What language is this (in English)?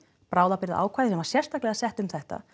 Icelandic